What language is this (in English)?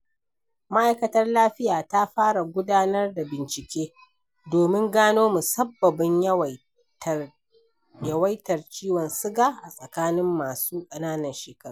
Hausa